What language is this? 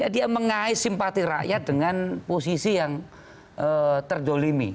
Indonesian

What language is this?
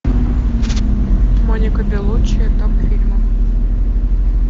Russian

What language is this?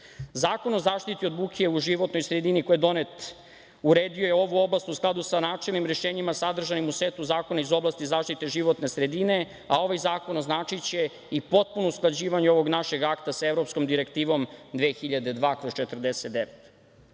Serbian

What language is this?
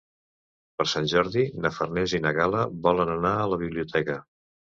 Catalan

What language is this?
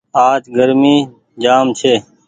Goaria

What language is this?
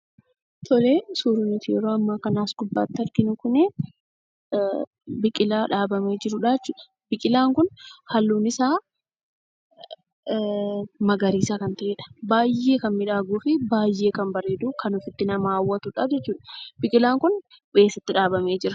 Oromo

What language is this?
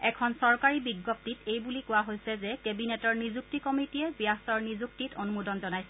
Assamese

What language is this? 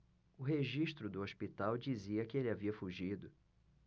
Portuguese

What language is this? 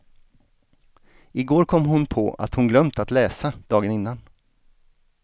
Swedish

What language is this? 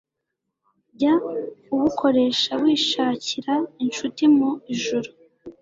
Kinyarwanda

